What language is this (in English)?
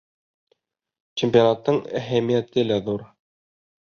Bashkir